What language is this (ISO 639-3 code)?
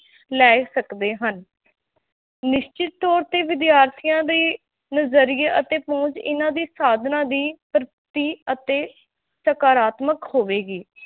pan